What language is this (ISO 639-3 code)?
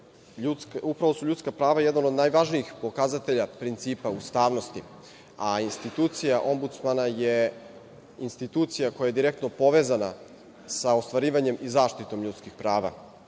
srp